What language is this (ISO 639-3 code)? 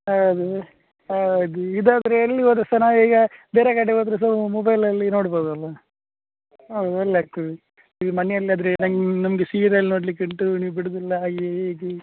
kan